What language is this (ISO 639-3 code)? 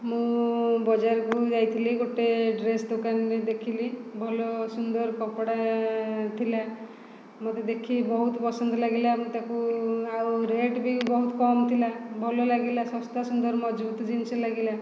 ori